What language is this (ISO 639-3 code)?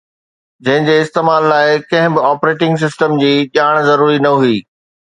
snd